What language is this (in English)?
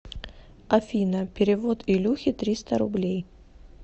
Russian